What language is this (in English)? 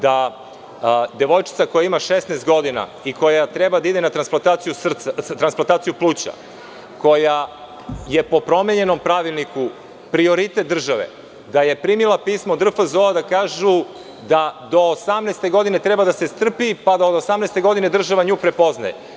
Serbian